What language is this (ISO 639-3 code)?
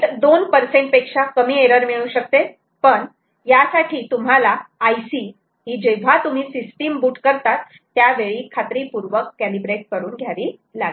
mar